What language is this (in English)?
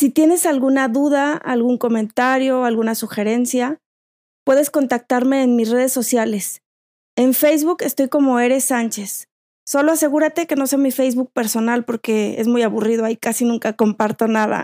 Spanish